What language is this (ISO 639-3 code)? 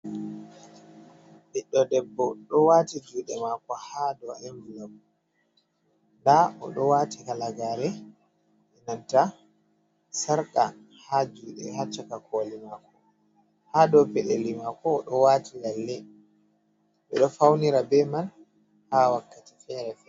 ful